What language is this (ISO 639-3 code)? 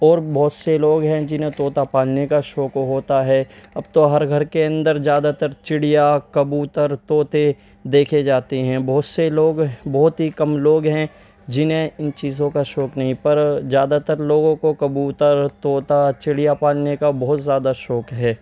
urd